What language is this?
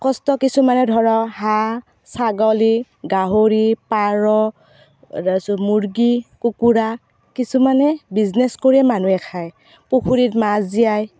Assamese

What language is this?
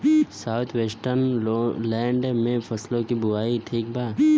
Bhojpuri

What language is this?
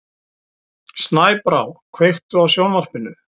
Icelandic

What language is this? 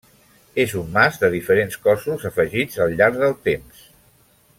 Catalan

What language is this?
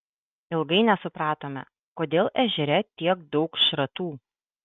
Lithuanian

